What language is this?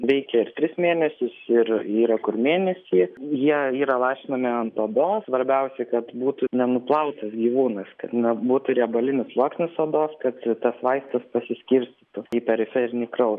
Lithuanian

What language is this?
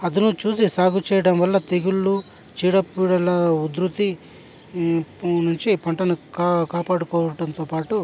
Telugu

